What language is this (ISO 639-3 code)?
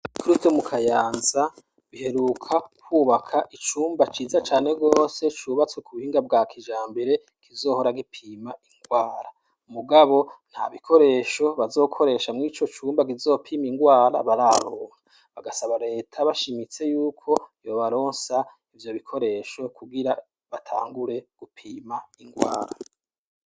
run